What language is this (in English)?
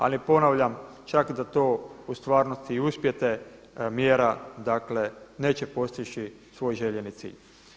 Croatian